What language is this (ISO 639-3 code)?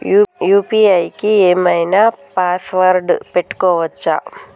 tel